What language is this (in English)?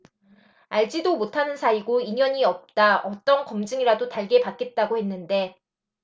Korean